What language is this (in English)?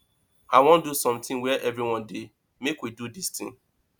Nigerian Pidgin